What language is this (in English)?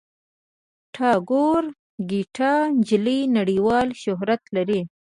Pashto